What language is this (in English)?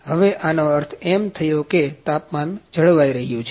Gujarati